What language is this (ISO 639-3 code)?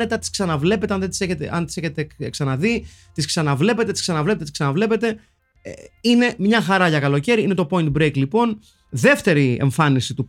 ell